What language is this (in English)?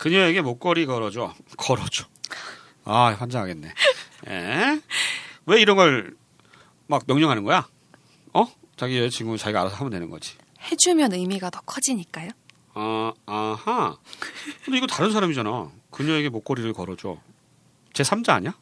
Korean